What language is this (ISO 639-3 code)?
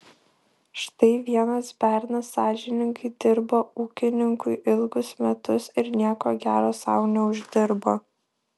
lit